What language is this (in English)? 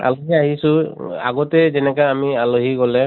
Assamese